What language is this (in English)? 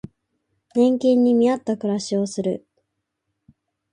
Japanese